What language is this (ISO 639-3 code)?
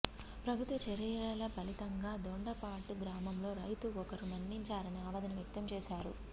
tel